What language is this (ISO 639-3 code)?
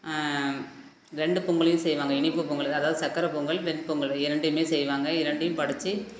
tam